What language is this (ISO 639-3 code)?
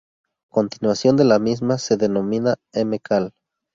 spa